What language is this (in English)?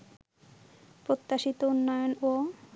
Bangla